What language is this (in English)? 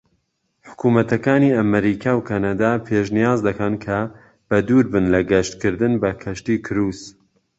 Central Kurdish